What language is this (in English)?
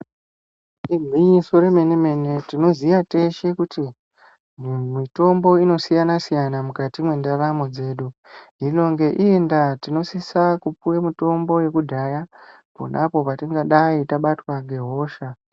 Ndau